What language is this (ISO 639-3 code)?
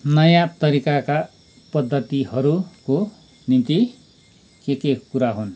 nep